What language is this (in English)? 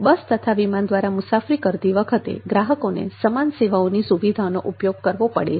Gujarati